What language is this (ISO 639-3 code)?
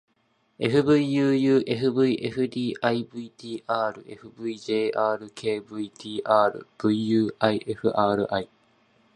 jpn